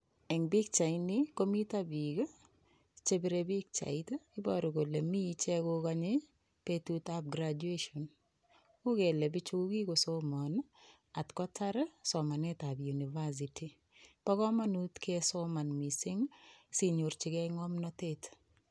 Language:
Kalenjin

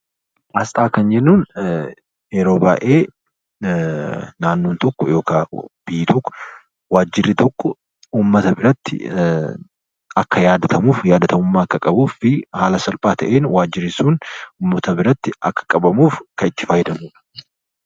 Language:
Oromo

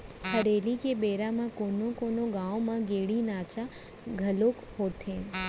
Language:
Chhattisgarhi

